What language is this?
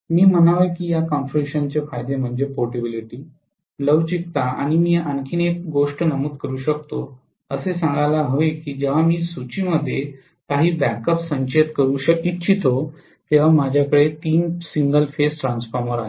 Marathi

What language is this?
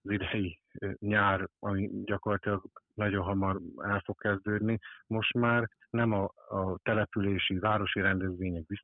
Hungarian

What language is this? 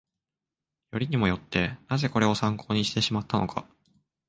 Japanese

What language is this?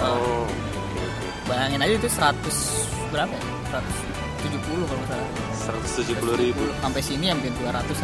Indonesian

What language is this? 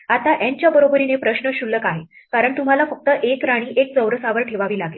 Marathi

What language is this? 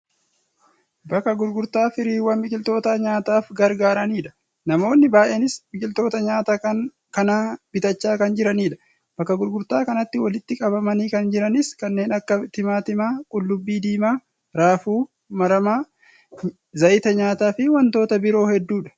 Oromo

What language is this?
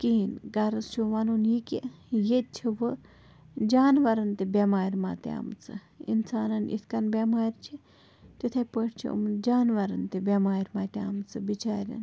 Kashmiri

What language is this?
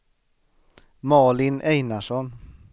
Swedish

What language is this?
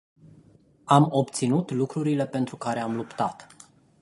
Romanian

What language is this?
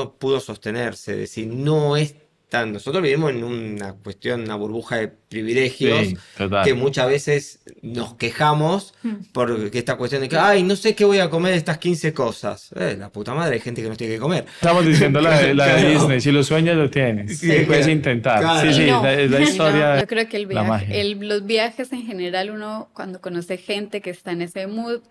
Spanish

